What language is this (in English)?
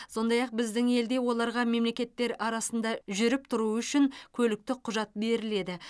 Kazakh